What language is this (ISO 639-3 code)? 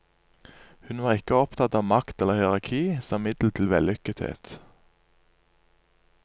nor